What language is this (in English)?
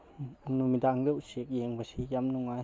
Manipuri